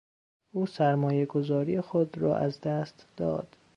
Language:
Persian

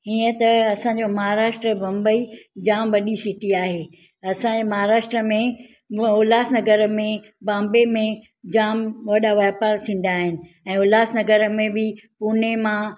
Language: Sindhi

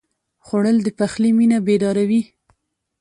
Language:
Pashto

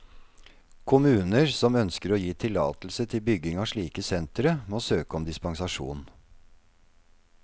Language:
Norwegian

